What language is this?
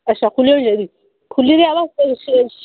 Dogri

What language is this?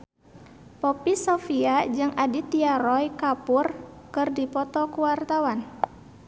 Sundanese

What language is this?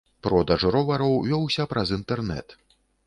Belarusian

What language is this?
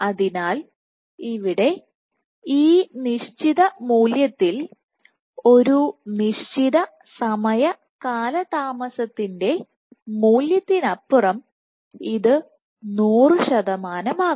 Malayalam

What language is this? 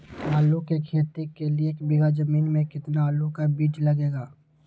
Magahi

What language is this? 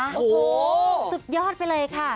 Thai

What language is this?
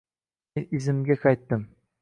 Uzbek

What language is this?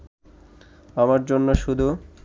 Bangla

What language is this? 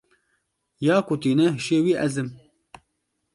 Kurdish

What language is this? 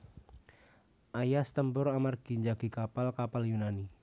Javanese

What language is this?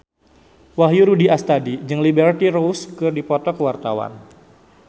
Sundanese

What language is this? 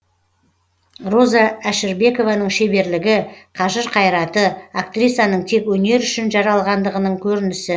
Kazakh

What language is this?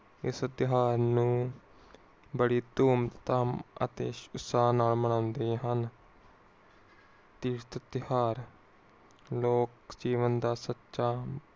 Punjabi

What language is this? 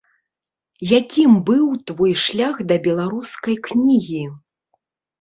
Belarusian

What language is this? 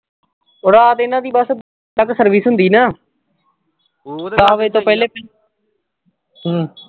Punjabi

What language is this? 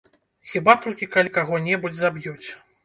Belarusian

